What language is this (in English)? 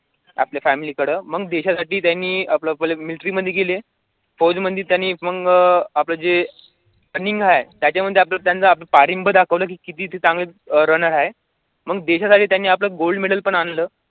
Marathi